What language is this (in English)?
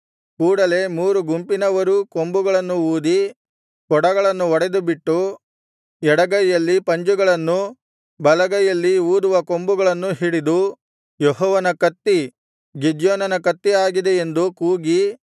Kannada